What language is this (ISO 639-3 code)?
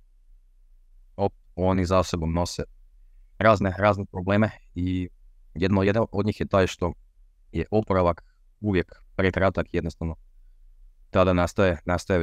hrv